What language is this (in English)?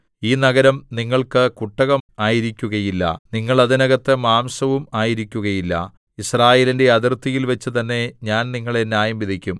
Malayalam